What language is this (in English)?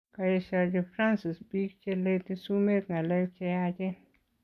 Kalenjin